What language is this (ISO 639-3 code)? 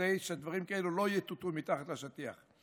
heb